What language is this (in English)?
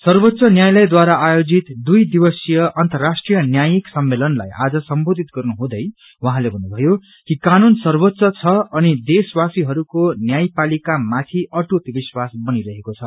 Nepali